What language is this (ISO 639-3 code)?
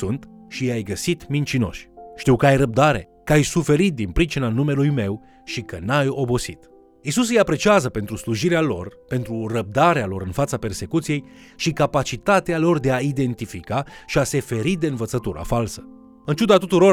ron